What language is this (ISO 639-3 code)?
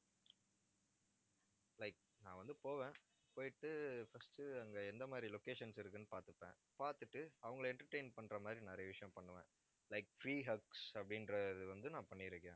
tam